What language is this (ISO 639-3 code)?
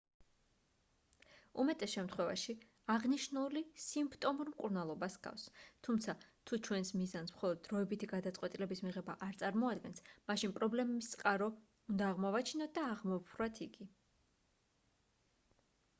kat